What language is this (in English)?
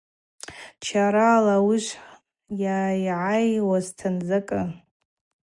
Abaza